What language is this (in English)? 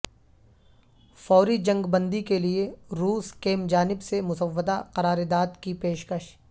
Urdu